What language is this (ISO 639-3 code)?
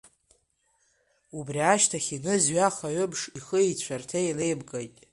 abk